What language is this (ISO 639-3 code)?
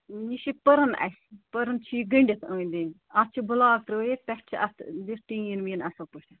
kas